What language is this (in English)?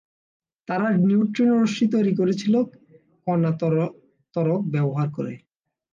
Bangla